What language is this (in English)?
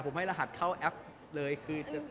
Thai